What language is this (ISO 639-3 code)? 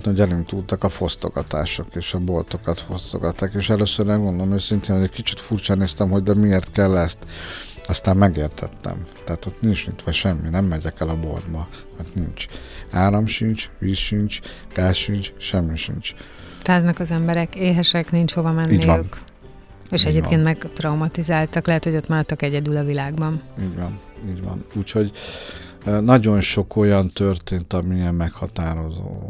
hun